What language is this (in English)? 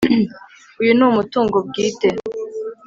Kinyarwanda